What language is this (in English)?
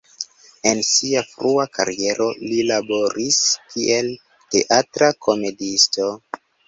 Esperanto